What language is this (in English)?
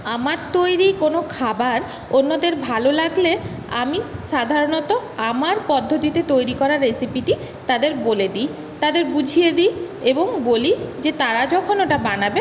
Bangla